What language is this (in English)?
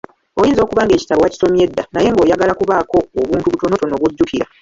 Ganda